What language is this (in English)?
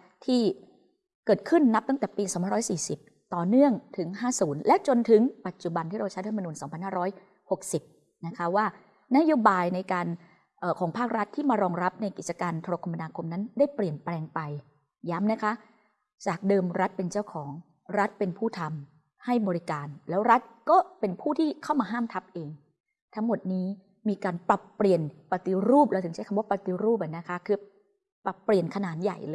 Thai